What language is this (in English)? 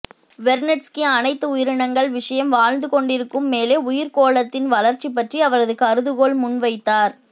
Tamil